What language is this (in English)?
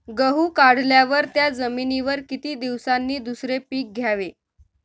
Marathi